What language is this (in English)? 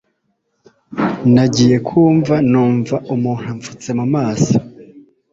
Kinyarwanda